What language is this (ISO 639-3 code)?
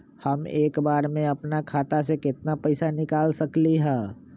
mag